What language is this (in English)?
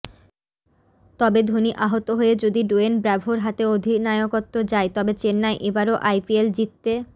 Bangla